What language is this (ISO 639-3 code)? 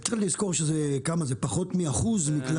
heb